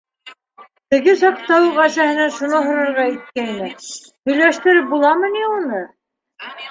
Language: Bashkir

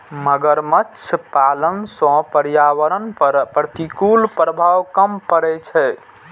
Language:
Maithili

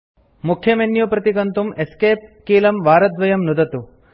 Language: Sanskrit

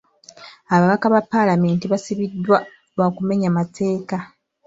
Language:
Ganda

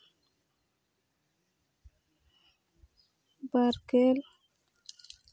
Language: Santali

